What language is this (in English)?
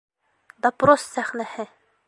Bashkir